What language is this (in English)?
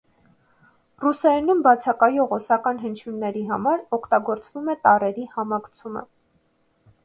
Armenian